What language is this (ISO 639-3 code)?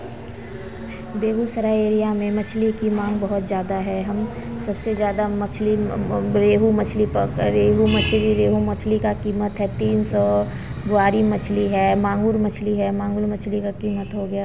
hin